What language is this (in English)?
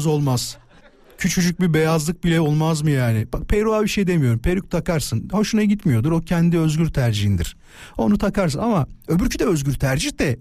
Turkish